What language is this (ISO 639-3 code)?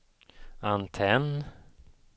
swe